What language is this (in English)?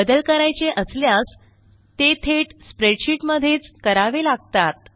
Marathi